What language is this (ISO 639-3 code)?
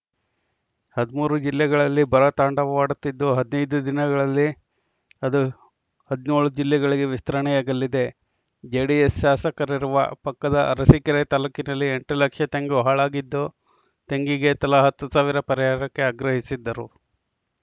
kan